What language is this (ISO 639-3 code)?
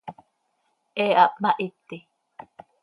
sei